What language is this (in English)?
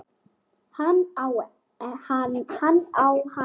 Icelandic